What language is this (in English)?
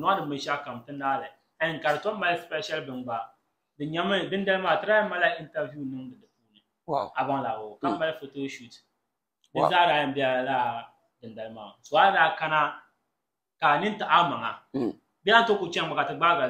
Arabic